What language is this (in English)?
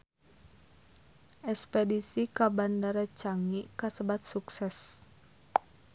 Sundanese